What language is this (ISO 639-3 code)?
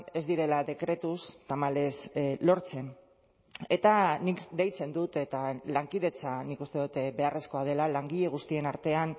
eus